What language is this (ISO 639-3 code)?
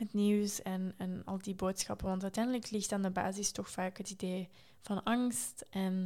nld